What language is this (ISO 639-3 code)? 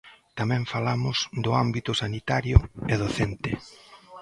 glg